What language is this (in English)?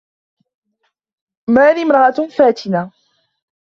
Arabic